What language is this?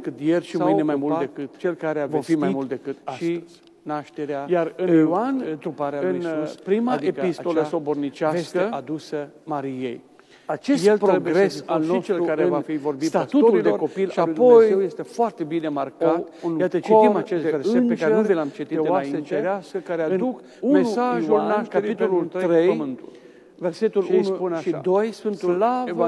Romanian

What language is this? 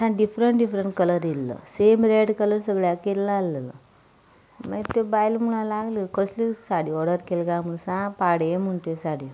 Konkani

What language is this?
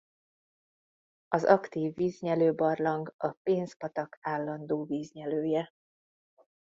Hungarian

